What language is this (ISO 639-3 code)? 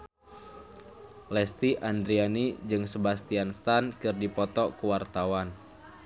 sun